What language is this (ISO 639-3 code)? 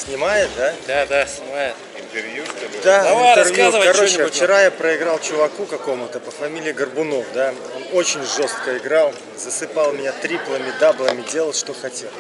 rus